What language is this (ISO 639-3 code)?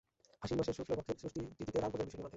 ben